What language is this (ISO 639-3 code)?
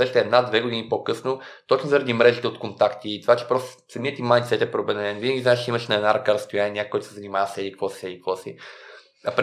bul